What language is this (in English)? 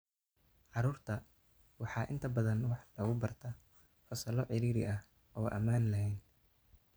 Somali